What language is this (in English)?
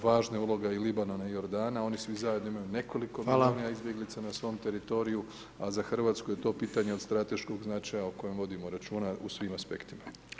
Croatian